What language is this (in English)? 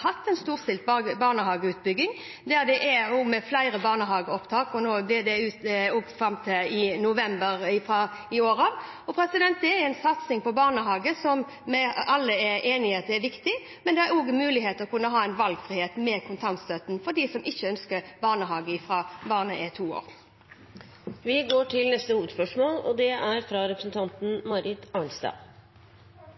Norwegian